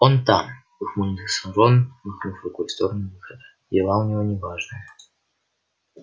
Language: Russian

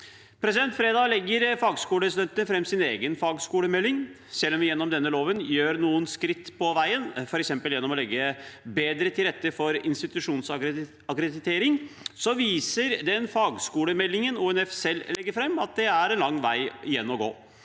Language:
Norwegian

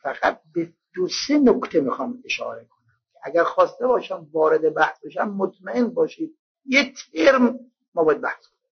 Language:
Persian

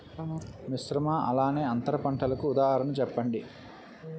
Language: Telugu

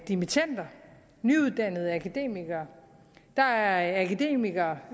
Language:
Danish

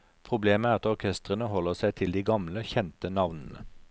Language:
Norwegian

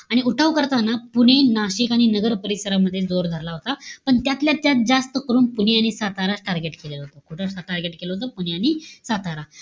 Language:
Marathi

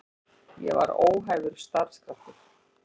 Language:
Icelandic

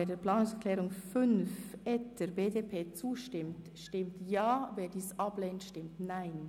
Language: Swiss German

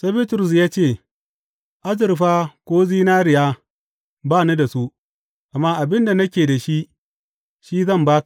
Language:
Hausa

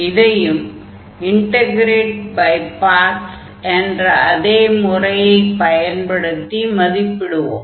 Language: Tamil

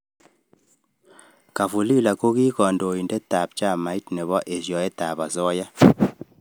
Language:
Kalenjin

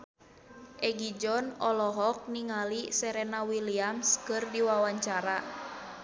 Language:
Sundanese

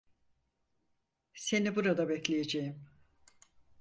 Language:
Turkish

